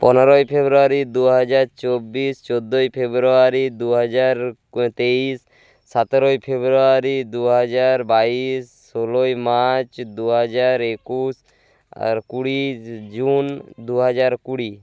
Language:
Bangla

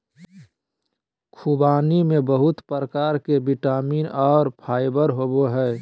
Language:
Magahi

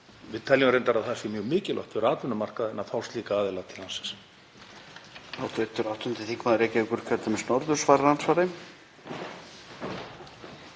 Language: Icelandic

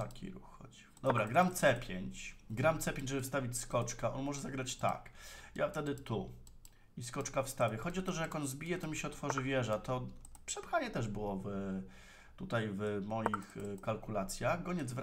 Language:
Polish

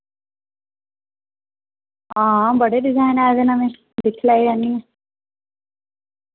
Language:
Dogri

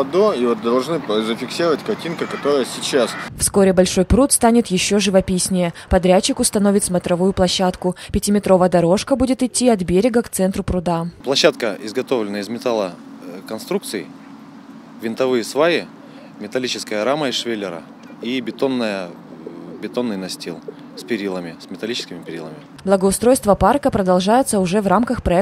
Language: Russian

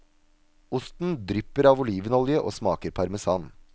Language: Norwegian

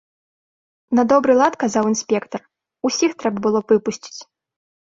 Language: Belarusian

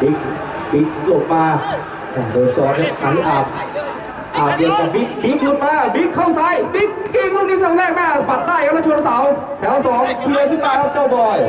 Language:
Thai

